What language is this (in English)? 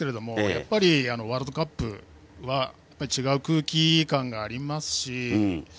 Japanese